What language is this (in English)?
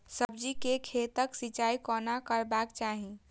Maithili